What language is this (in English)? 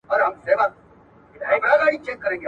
Pashto